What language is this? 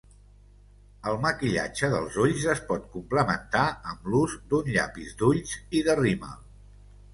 Catalan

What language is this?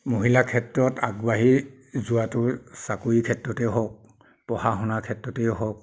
Assamese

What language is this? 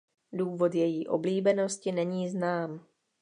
Czech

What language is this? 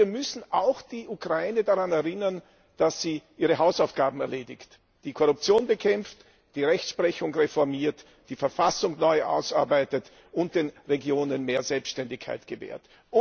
German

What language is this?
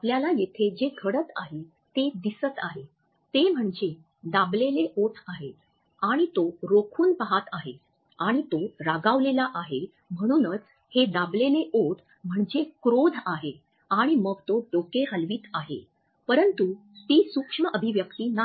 Marathi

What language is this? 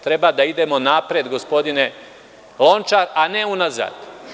Serbian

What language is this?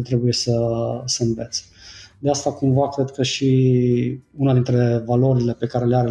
Romanian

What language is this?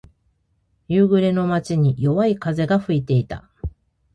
Japanese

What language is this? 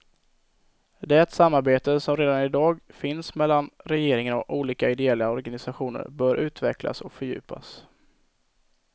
Swedish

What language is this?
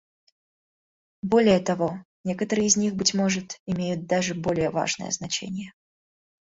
Russian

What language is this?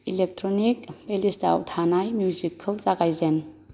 Bodo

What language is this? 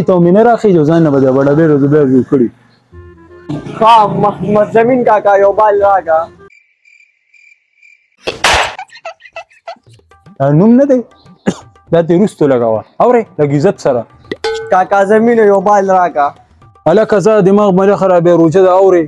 Arabic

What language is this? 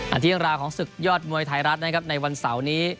Thai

